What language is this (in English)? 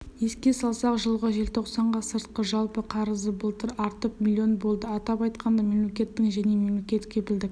Kazakh